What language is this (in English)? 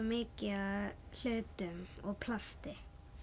Icelandic